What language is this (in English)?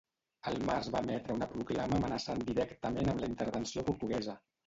Catalan